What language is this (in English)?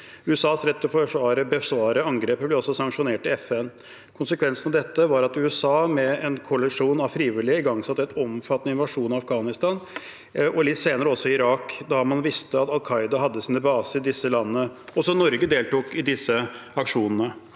Norwegian